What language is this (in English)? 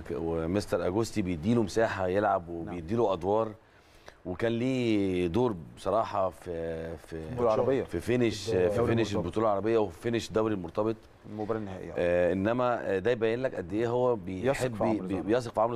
Arabic